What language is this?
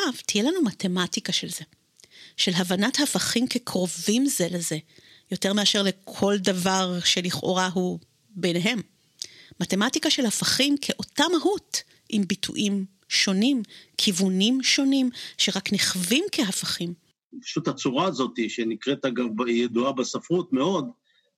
Hebrew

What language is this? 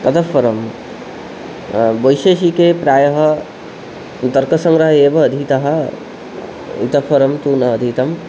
Sanskrit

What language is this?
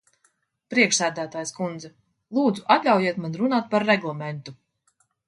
Latvian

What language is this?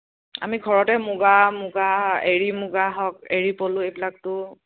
Assamese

